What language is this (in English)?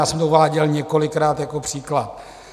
Czech